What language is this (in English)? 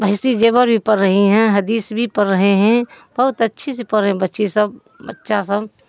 Urdu